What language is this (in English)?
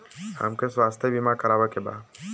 Bhojpuri